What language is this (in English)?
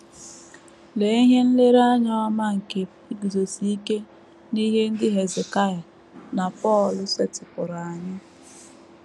Igbo